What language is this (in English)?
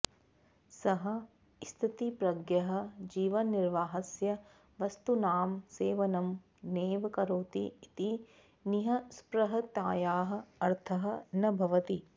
Sanskrit